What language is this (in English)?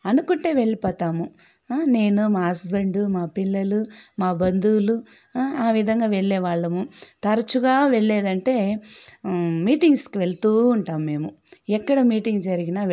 Telugu